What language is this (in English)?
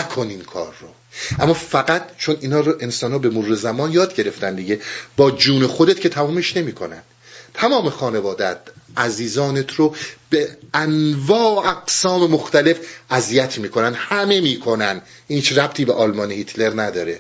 Persian